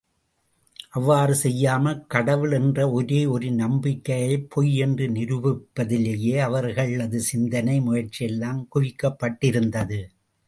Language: Tamil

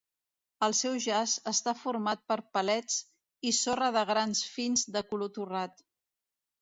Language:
Catalan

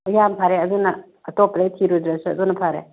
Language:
Manipuri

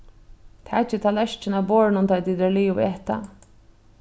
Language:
Faroese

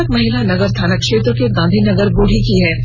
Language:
Hindi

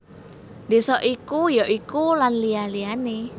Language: Javanese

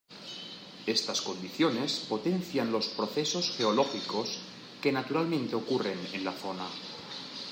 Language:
Spanish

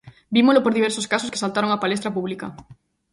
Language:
Galician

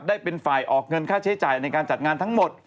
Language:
Thai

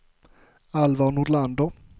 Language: Swedish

